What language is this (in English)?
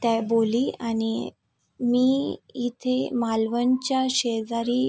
Marathi